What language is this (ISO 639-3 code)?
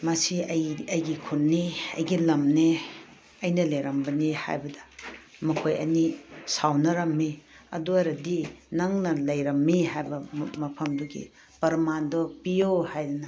mni